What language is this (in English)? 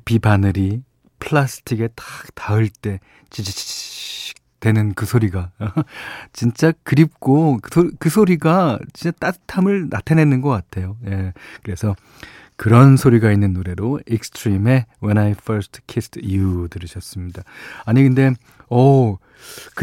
Korean